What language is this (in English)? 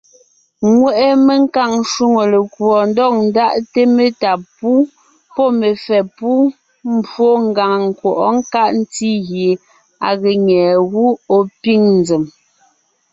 Ngiemboon